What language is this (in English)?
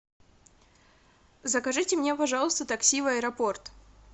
Russian